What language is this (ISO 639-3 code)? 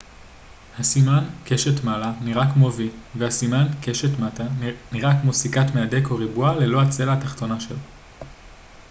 heb